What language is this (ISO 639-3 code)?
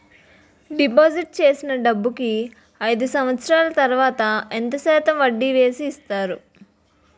tel